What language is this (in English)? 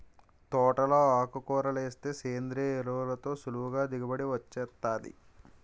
Telugu